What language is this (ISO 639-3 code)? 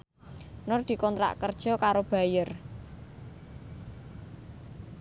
jav